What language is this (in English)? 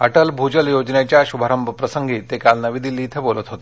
Marathi